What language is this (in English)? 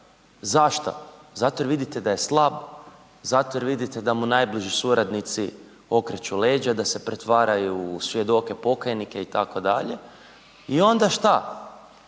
Croatian